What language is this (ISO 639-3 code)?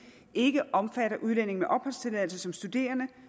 dan